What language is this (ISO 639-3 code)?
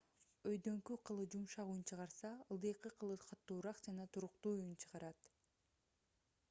kir